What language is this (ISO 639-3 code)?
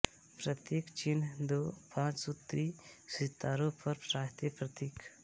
hin